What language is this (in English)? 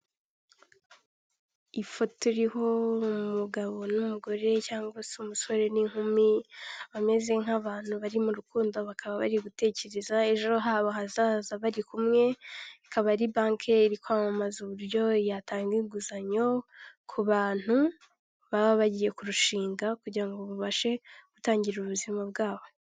Kinyarwanda